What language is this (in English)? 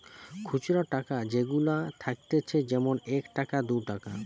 Bangla